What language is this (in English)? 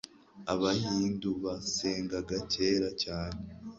Kinyarwanda